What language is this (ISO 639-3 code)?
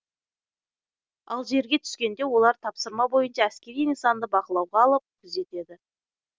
kaz